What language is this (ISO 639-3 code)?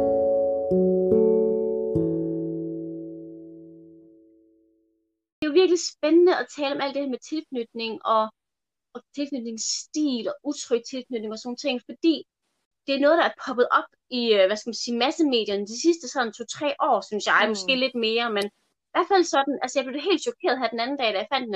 dan